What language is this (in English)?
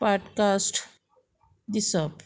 Konkani